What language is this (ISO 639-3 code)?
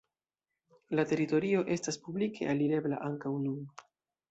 epo